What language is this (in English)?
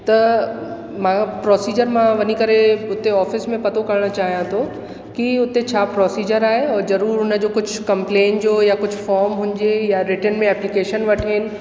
Sindhi